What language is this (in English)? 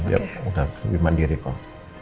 Indonesian